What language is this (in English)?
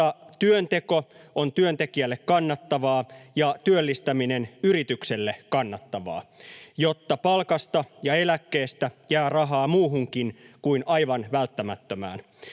Finnish